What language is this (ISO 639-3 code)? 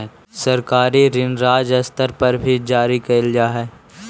mag